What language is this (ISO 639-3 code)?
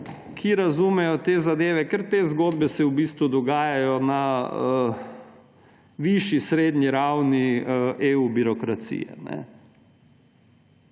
slv